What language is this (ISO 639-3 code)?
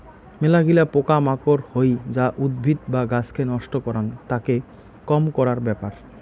ben